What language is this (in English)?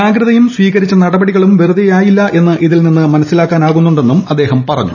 Malayalam